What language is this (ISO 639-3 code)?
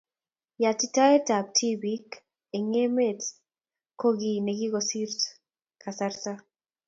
kln